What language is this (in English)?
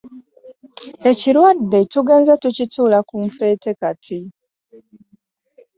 Ganda